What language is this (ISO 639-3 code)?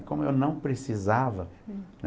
por